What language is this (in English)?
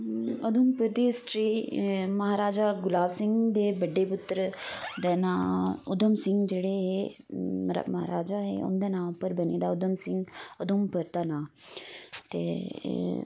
Dogri